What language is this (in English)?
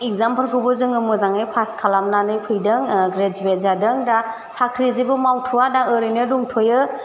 Bodo